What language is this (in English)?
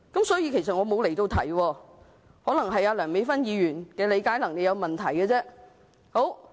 Cantonese